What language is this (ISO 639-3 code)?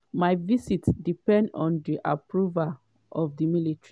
pcm